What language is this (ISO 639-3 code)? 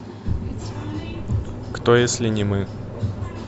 rus